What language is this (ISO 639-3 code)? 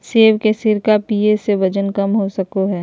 mag